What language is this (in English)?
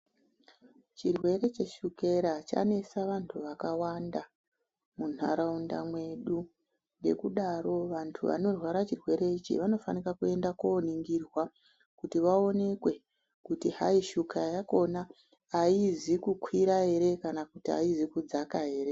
Ndau